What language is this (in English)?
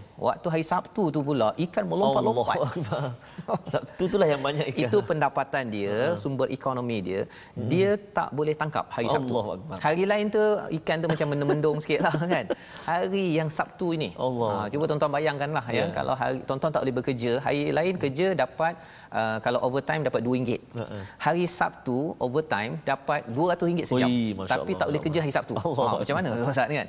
Malay